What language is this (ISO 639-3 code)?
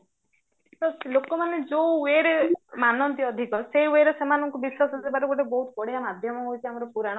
ori